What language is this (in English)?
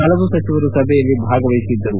Kannada